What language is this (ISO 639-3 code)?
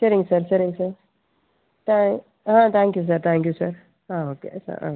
tam